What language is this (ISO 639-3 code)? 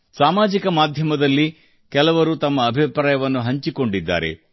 kan